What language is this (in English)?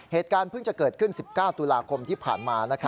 Thai